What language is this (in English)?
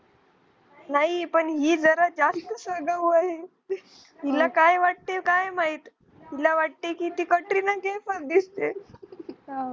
Marathi